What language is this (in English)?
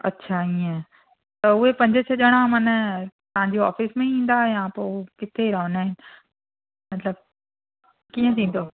Sindhi